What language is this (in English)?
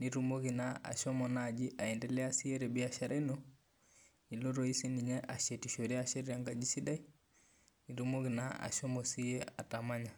Masai